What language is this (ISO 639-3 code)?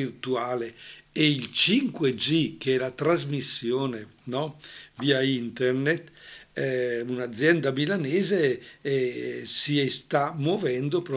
ita